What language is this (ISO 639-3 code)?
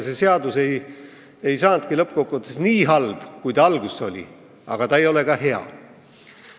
est